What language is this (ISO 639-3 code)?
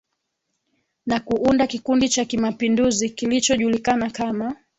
swa